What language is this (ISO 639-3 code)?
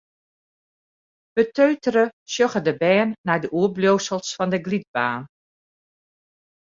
fry